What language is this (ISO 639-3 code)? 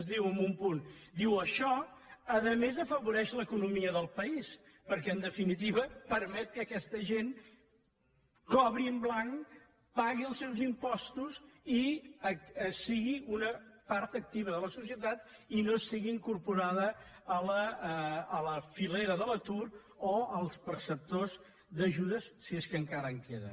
cat